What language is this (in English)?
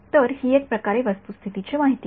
Marathi